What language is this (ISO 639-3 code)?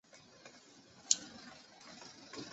zho